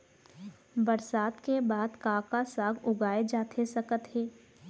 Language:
Chhattisgarhi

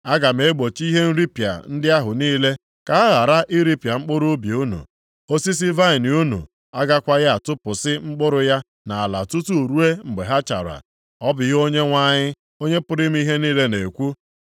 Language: Igbo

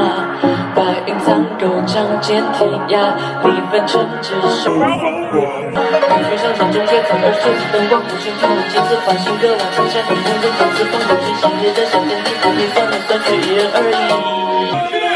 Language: Chinese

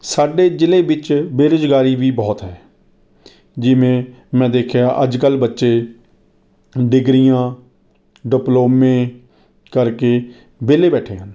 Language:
Punjabi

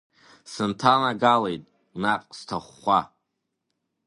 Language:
Abkhazian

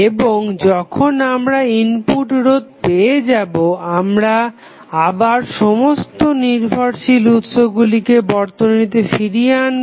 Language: Bangla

